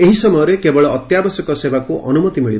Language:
Odia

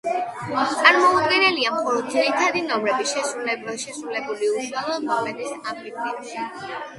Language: Georgian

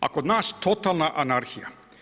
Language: Croatian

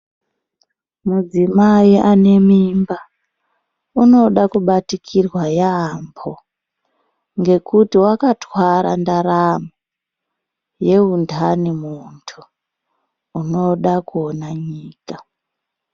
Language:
Ndau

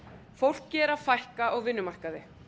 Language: Icelandic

